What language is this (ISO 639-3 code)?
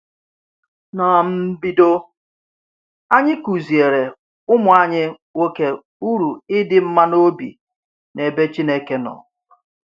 ibo